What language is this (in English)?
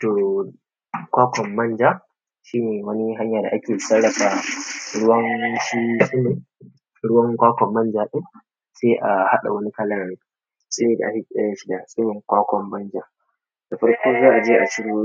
Hausa